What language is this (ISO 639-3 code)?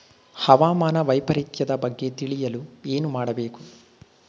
kan